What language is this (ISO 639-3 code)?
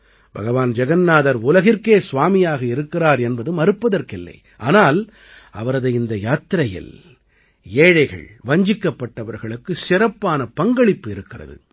tam